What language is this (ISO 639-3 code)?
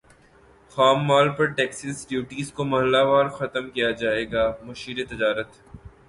urd